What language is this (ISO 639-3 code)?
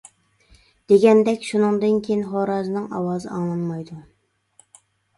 uig